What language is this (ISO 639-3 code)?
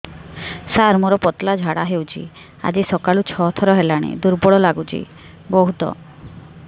ori